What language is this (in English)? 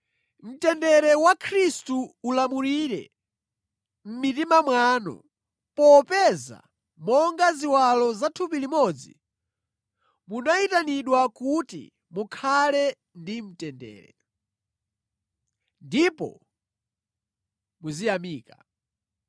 Nyanja